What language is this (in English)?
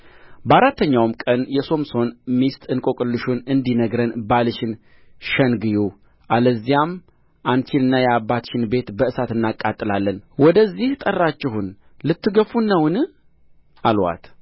Amharic